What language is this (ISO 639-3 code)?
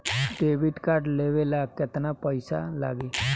bho